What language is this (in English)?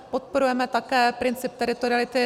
Czech